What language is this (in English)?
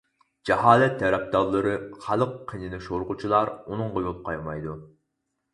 Uyghur